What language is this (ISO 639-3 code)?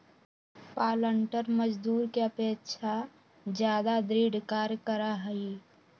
mag